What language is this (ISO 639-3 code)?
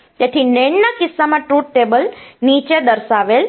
guj